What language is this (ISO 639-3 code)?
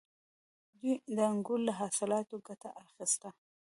pus